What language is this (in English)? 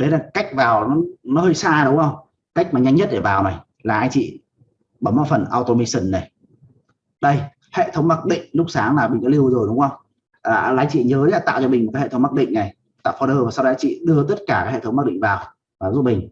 Vietnamese